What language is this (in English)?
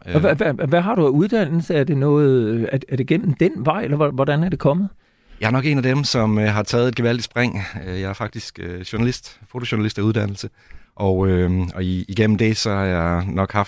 Danish